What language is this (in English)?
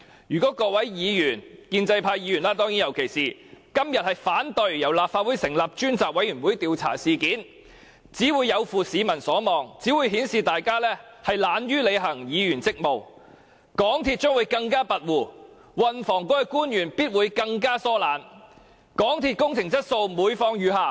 Cantonese